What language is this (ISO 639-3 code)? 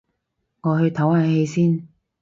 yue